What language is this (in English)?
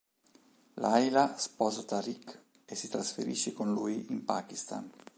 Italian